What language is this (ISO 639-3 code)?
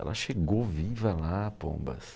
por